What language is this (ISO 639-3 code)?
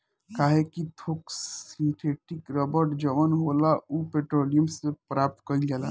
bho